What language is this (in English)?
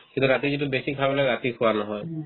Assamese